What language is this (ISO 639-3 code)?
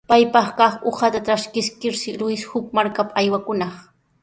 qws